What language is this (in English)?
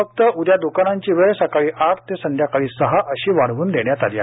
Marathi